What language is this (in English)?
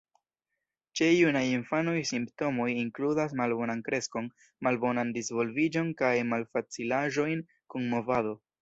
Esperanto